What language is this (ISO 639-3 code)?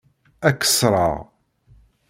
kab